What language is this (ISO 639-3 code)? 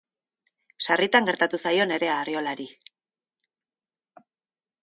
eus